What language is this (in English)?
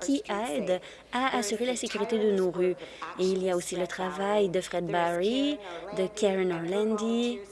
French